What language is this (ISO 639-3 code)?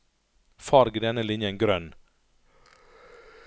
nor